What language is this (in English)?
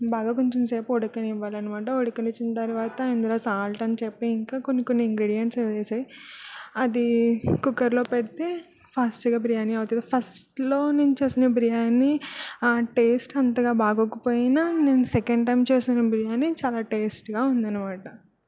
Telugu